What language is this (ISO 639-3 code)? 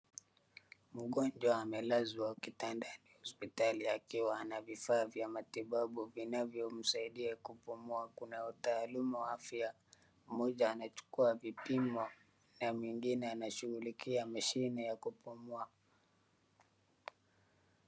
swa